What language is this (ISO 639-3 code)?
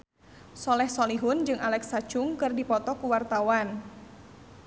sun